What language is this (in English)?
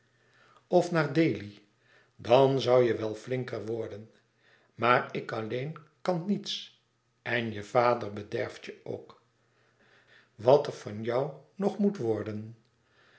Dutch